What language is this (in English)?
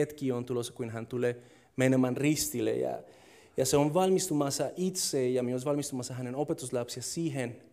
Finnish